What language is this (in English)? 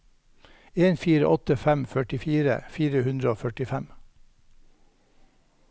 Norwegian